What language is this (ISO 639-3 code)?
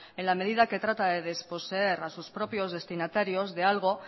spa